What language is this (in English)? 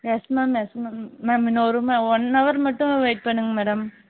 Tamil